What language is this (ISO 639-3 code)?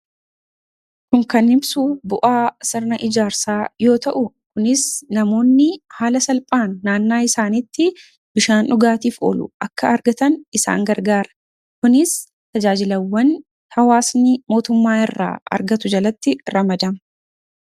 orm